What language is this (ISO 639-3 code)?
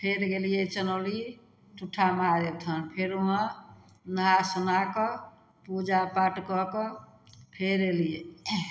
mai